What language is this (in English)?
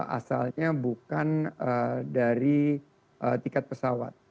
Indonesian